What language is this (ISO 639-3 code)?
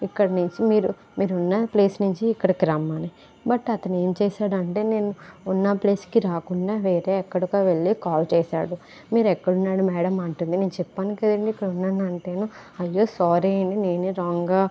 tel